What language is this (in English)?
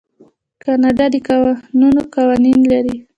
Pashto